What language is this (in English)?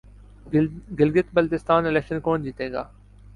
Urdu